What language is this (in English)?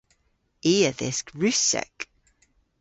Cornish